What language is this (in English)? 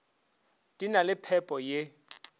Northern Sotho